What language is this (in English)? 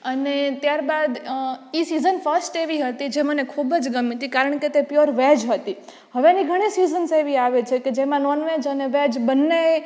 Gujarati